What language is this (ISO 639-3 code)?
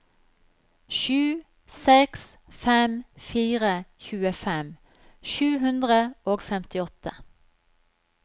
nor